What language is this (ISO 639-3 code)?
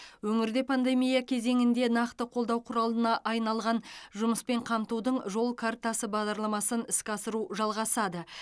kaz